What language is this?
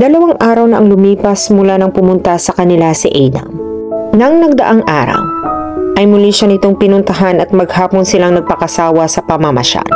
Filipino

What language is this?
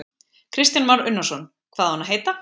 Icelandic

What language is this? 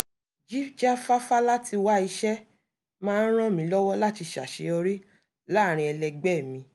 Yoruba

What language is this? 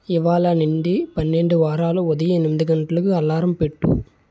Telugu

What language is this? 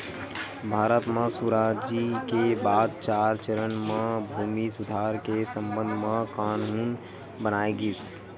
Chhattisgarhi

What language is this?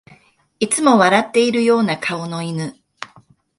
Japanese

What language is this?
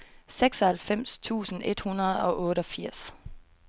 Danish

